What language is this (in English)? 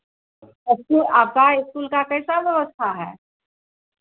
Hindi